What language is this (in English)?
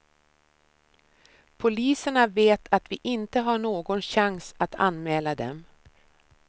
Swedish